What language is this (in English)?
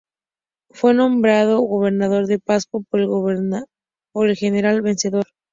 Spanish